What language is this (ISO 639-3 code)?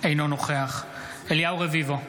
heb